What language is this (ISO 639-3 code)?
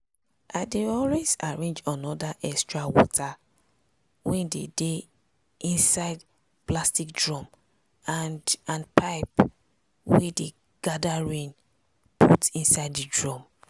pcm